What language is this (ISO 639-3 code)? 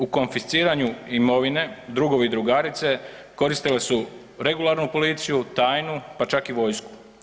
hrv